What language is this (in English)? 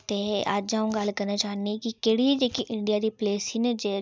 Dogri